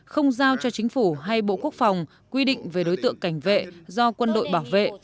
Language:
Vietnamese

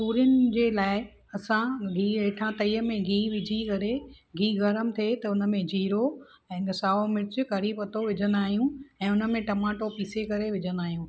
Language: Sindhi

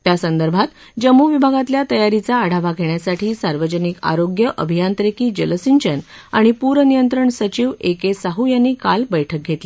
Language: Marathi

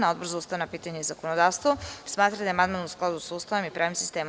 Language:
Serbian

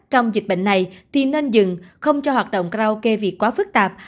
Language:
Vietnamese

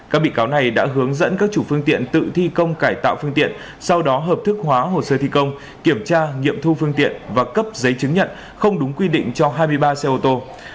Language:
Vietnamese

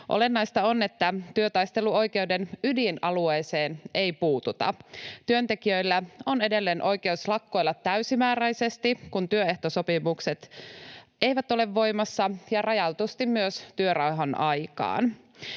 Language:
Finnish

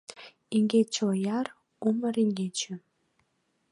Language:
Mari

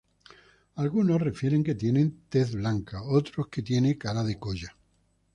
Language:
Spanish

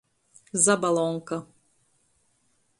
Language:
Latgalian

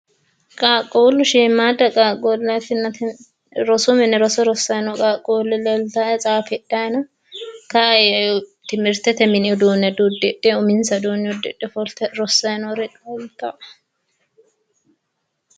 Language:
Sidamo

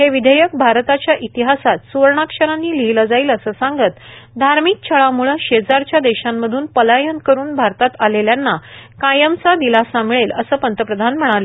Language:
Marathi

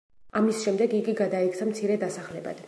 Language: Georgian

